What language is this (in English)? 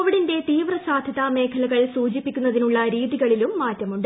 Malayalam